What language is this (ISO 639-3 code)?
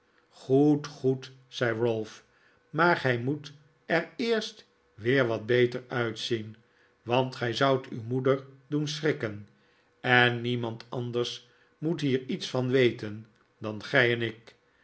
nld